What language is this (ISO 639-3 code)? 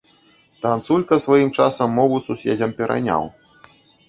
bel